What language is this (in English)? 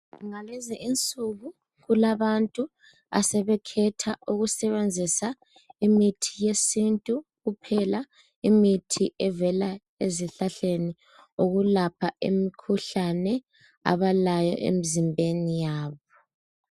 North Ndebele